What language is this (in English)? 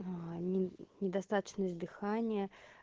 Russian